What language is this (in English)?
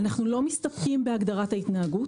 Hebrew